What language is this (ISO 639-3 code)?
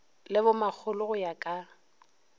nso